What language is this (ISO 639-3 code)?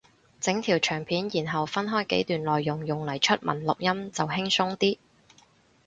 yue